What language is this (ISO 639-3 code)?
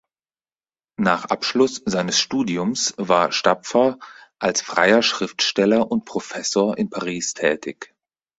deu